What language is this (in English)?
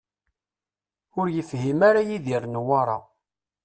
Kabyle